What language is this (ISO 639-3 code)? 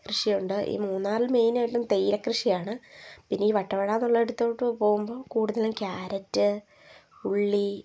mal